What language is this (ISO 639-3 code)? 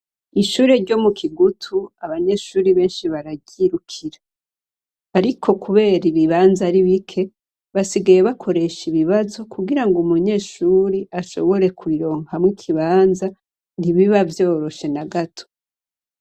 run